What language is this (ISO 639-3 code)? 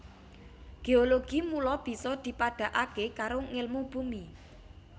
jav